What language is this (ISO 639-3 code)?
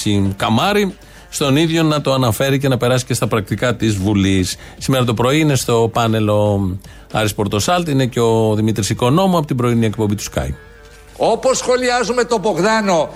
ell